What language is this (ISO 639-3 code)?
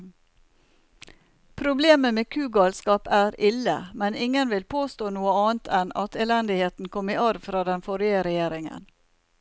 nor